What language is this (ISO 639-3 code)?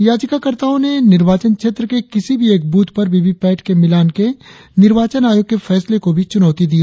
hin